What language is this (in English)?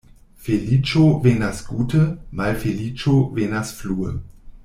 Esperanto